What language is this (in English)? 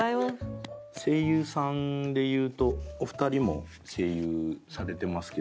Japanese